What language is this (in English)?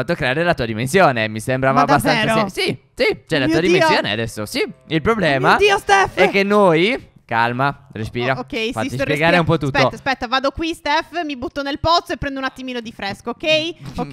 Italian